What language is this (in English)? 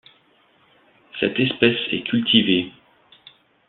French